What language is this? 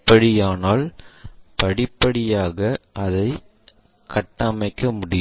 Tamil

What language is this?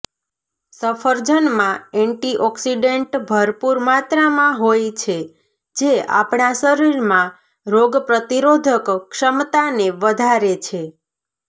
Gujarati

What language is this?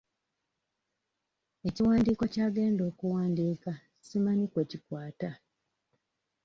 Ganda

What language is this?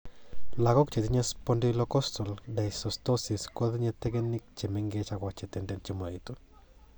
Kalenjin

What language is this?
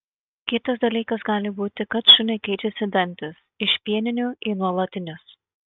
Lithuanian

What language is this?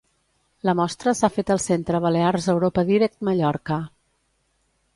Catalan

